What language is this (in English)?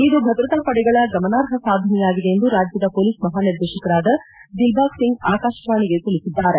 Kannada